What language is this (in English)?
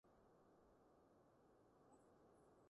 Cantonese